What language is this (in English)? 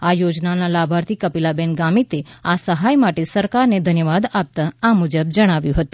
Gujarati